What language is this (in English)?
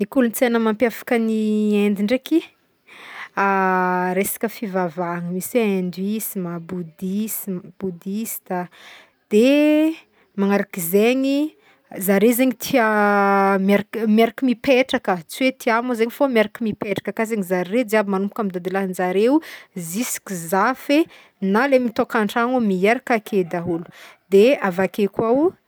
Northern Betsimisaraka Malagasy